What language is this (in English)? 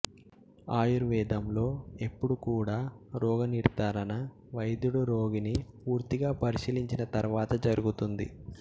Telugu